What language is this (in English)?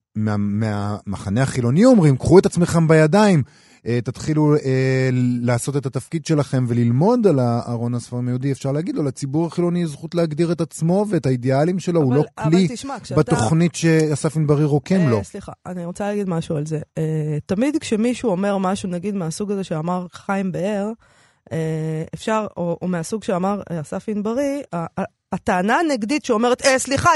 Hebrew